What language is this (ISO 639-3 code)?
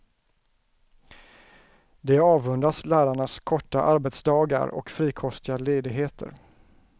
swe